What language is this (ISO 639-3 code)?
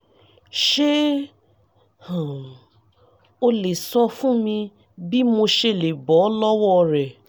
yor